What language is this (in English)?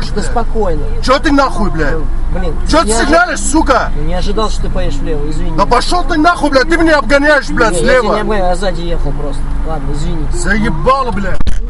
Russian